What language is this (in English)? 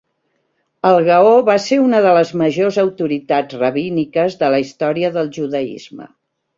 Catalan